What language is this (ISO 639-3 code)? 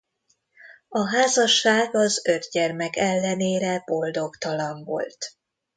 hun